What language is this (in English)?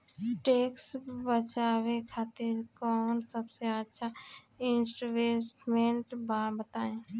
Bhojpuri